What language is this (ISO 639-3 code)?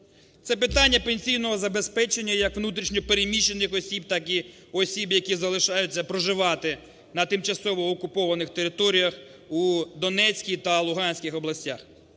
ukr